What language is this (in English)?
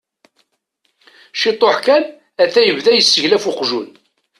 Kabyle